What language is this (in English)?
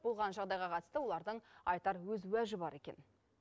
Kazakh